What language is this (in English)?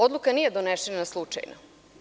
Serbian